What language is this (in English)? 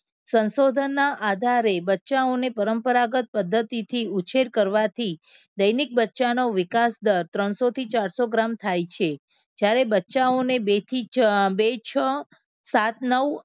Gujarati